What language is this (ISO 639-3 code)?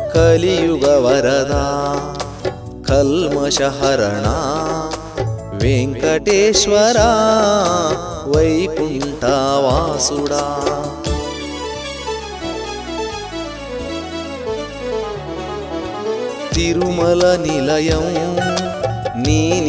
tel